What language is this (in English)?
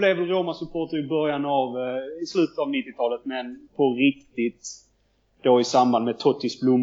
Swedish